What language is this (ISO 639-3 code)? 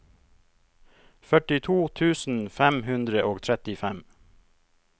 nor